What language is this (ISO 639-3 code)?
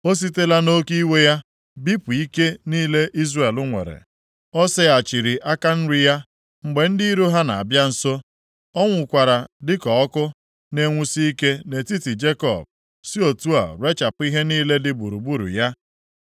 ibo